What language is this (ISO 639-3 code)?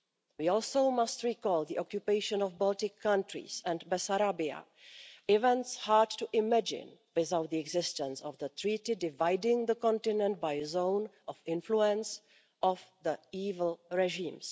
eng